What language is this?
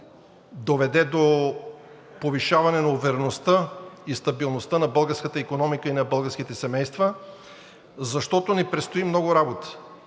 Bulgarian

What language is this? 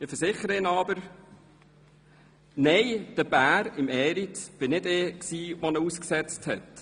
Swiss German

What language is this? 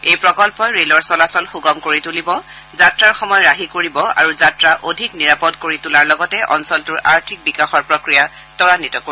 Assamese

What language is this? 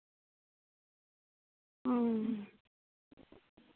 Santali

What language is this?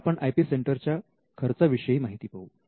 Marathi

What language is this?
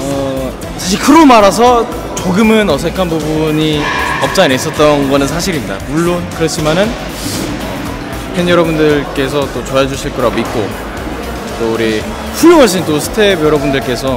Korean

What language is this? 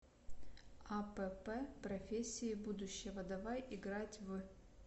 Russian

